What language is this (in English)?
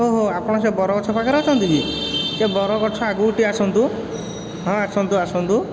Odia